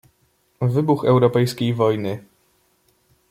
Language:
Polish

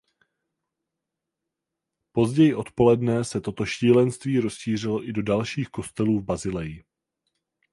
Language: Czech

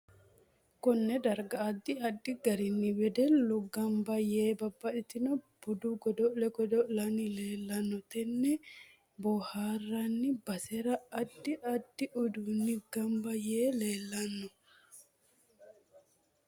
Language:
Sidamo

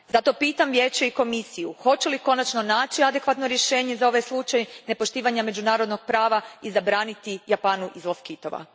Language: Croatian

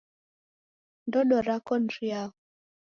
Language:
Taita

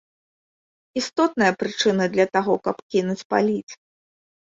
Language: Belarusian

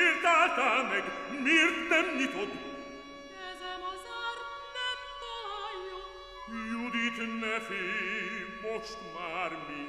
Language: Hungarian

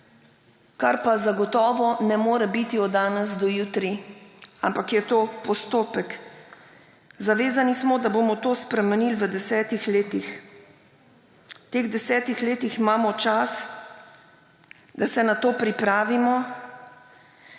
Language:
Slovenian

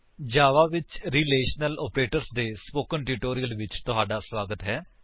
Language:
Punjabi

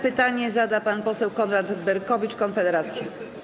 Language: Polish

